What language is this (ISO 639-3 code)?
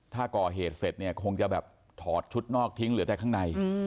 tha